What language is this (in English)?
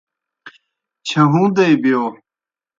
Kohistani Shina